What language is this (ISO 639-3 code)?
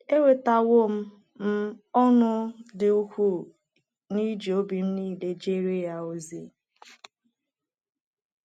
ibo